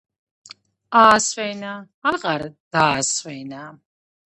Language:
Georgian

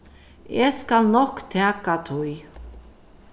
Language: Faroese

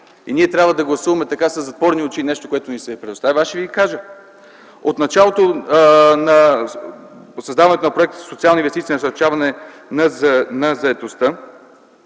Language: Bulgarian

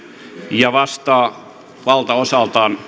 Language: Finnish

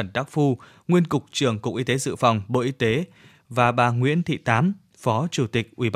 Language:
Vietnamese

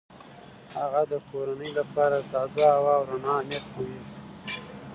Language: Pashto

